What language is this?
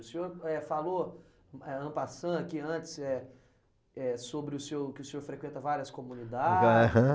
Portuguese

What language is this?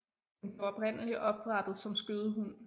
Danish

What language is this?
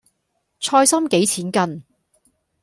Cantonese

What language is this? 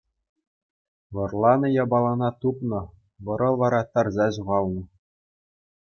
Chuvash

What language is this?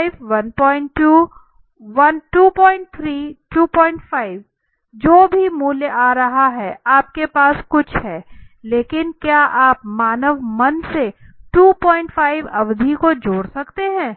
Hindi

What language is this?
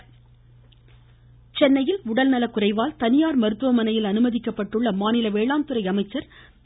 Tamil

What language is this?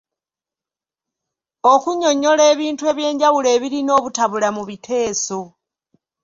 Ganda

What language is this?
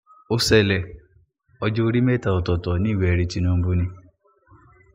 Yoruba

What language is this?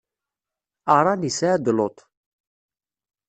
Kabyle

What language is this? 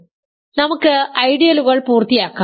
Malayalam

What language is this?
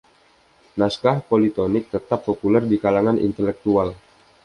Indonesian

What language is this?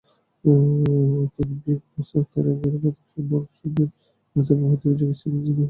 Bangla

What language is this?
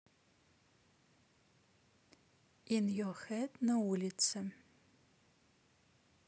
Russian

